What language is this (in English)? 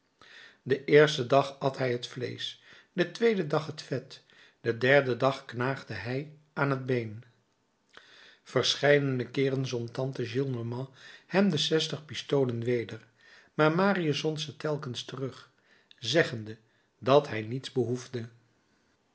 Dutch